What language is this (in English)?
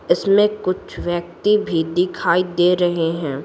Hindi